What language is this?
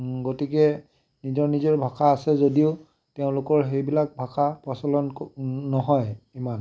Assamese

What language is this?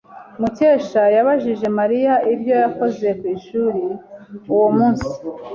Kinyarwanda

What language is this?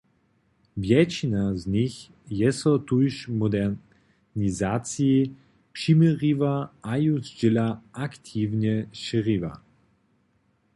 Upper Sorbian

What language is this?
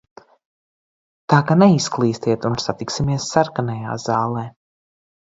Latvian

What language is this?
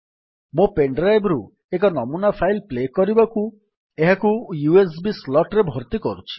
Odia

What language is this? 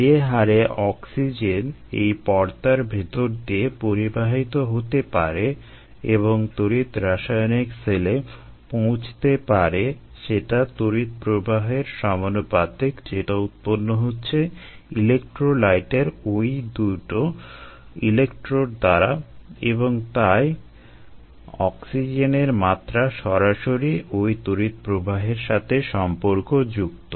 Bangla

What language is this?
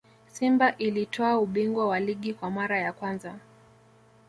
Swahili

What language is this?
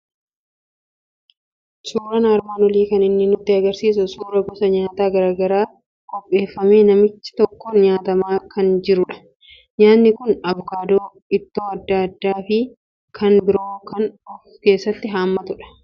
Oromo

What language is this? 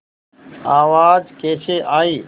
Hindi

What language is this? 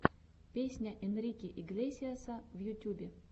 Russian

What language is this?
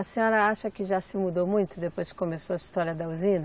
Portuguese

